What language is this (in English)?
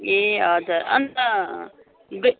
Nepali